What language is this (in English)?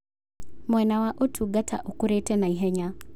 Kikuyu